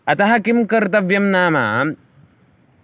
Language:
Sanskrit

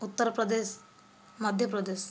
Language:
Odia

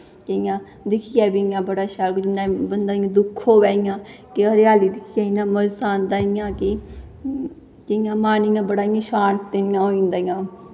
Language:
Dogri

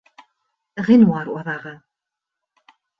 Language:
Bashkir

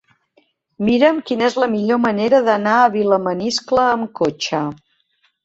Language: Catalan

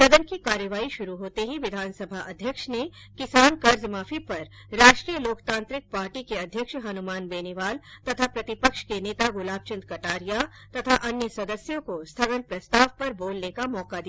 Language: Hindi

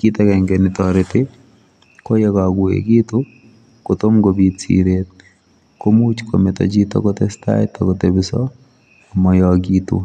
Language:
Kalenjin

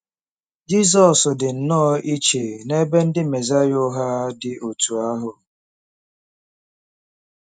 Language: Igbo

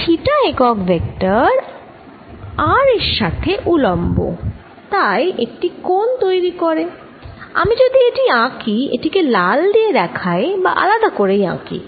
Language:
Bangla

